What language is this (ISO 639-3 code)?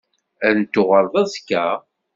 kab